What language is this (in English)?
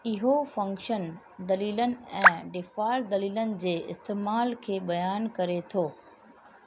Sindhi